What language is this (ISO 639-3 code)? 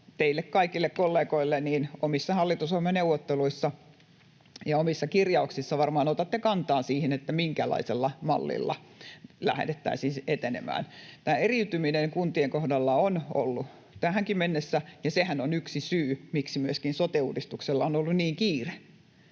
fin